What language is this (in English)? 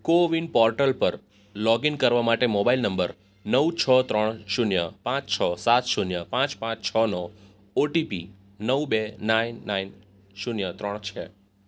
Gujarati